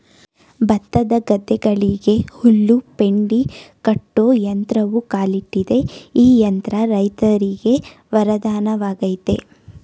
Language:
Kannada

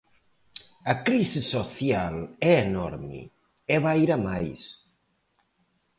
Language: Galician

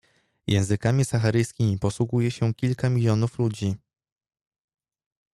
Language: Polish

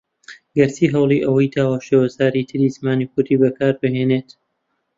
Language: Central Kurdish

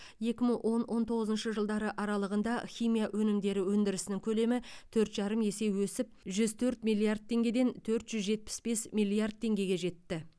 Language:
Kazakh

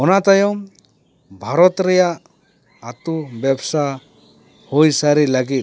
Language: Santali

